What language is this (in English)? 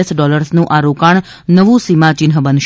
Gujarati